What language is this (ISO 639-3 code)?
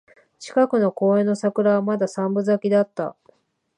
jpn